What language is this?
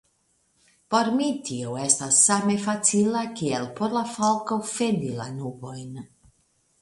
Esperanto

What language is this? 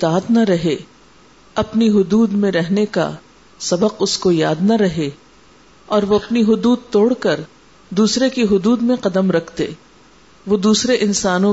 Urdu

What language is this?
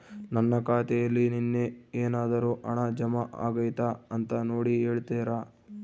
Kannada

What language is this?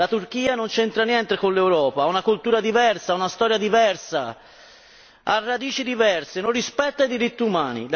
Italian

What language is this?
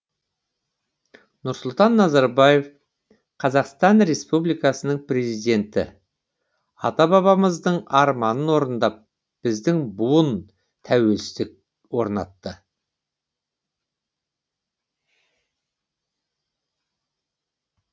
Kazakh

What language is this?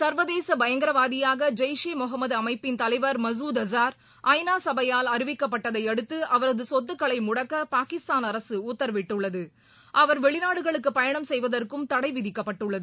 Tamil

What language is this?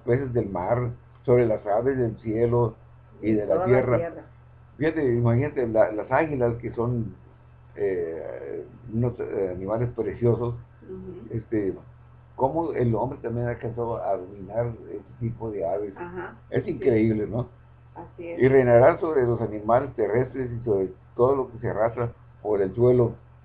Spanish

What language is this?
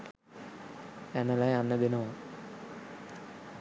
Sinhala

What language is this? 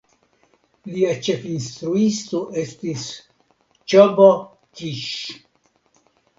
Esperanto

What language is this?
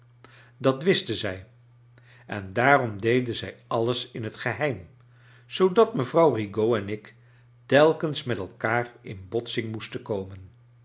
Dutch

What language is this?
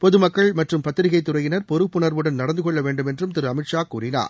Tamil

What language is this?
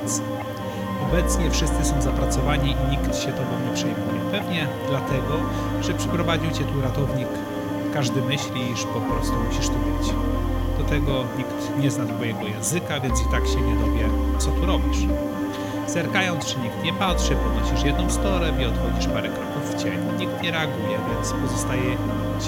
Polish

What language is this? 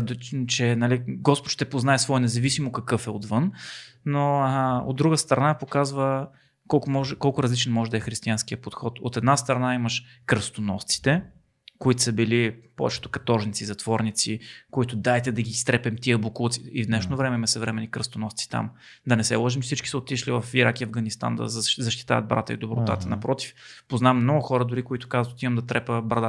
Bulgarian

